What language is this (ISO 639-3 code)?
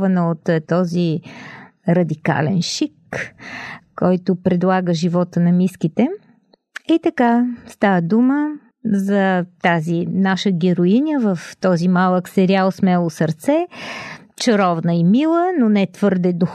bul